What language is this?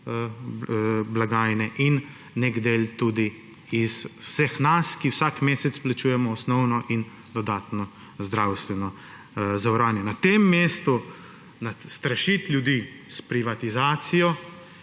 Slovenian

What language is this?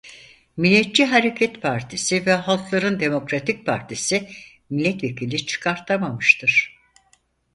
Turkish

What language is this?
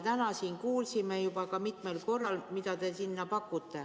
Estonian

